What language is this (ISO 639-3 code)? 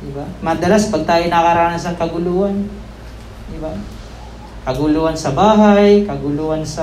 fil